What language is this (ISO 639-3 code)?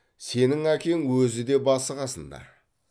kaz